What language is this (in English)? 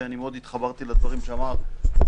Hebrew